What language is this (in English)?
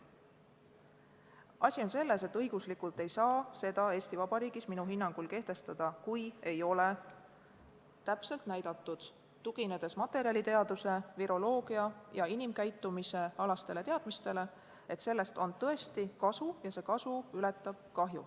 Estonian